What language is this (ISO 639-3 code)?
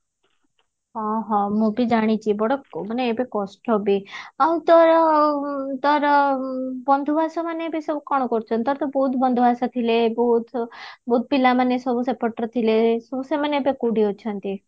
ori